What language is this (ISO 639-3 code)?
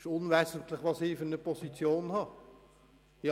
gsw